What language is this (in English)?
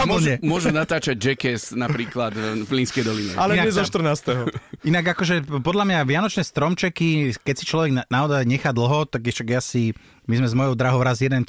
Slovak